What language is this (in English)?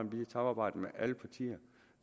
Danish